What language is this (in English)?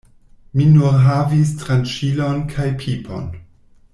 Esperanto